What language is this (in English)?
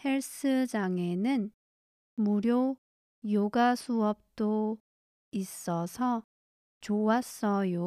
Korean